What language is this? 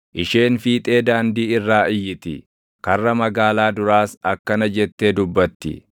Oromo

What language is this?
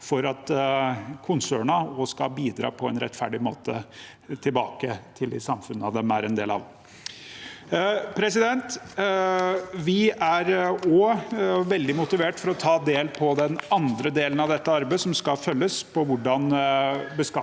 Norwegian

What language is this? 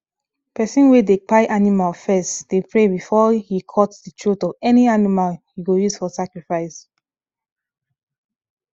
Nigerian Pidgin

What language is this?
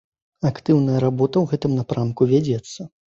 Belarusian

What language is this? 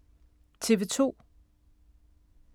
Danish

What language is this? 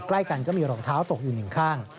Thai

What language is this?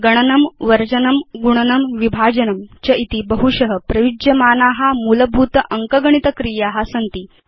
Sanskrit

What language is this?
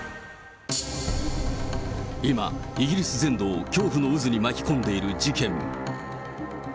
Japanese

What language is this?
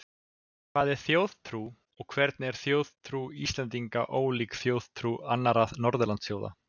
Icelandic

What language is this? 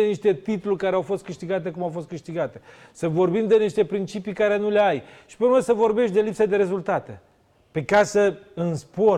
Romanian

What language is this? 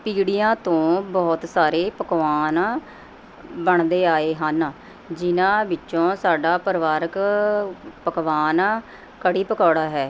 Punjabi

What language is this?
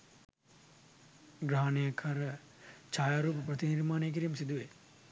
Sinhala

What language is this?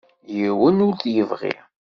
Kabyle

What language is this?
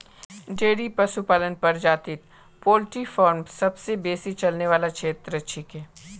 Magahi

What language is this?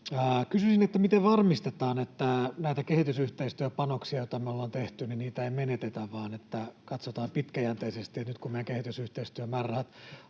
Finnish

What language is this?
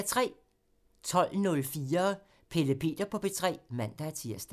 Danish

